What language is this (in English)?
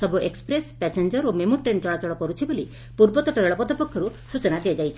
Odia